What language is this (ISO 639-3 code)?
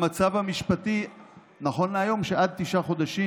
heb